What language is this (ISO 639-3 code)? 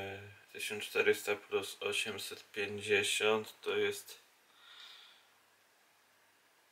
pol